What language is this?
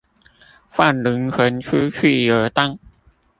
Chinese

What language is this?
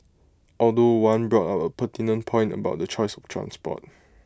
English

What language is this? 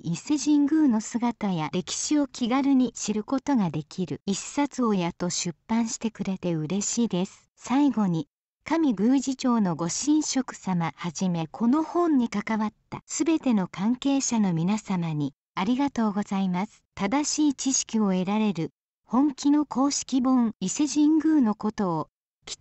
Japanese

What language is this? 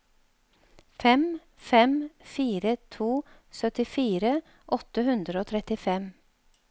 Norwegian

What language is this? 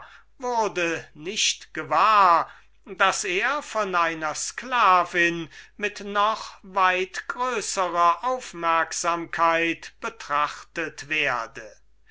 German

